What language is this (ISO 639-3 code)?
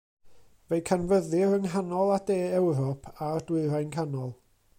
cym